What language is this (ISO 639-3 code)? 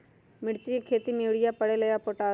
mag